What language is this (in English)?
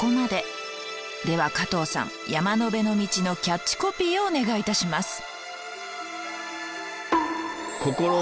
Japanese